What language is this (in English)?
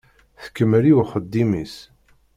Kabyle